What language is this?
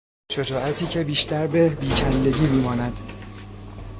Persian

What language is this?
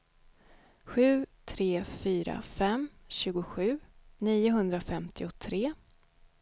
Swedish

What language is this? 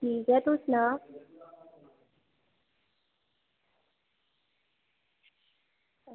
Dogri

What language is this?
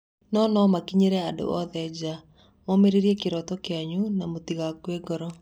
Kikuyu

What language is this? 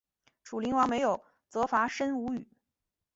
Chinese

